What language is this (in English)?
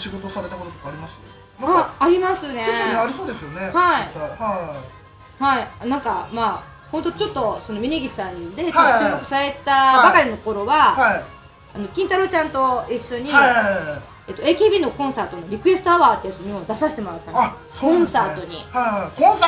Japanese